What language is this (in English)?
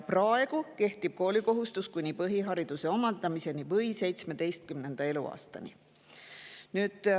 Estonian